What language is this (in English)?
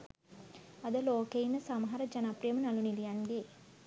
Sinhala